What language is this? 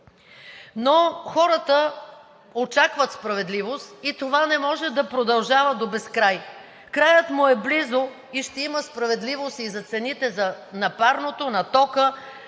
Bulgarian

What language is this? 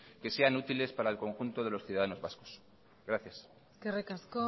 Spanish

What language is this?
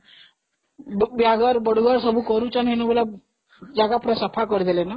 Odia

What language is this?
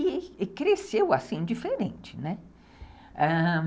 Portuguese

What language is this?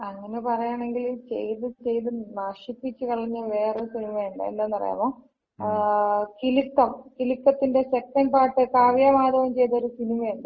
Malayalam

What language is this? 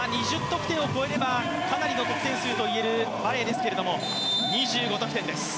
Japanese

